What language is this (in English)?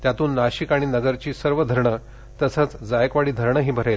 Marathi